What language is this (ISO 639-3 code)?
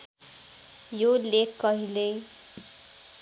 nep